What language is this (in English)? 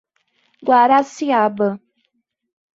Portuguese